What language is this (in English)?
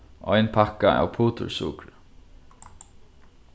Faroese